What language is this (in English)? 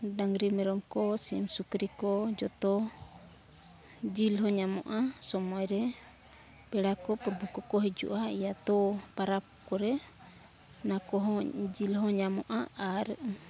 Santali